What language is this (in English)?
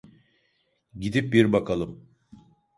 Turkish